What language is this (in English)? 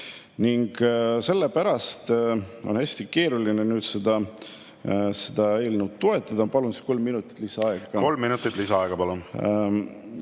Estonian